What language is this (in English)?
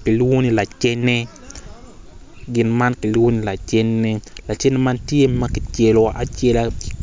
Acoli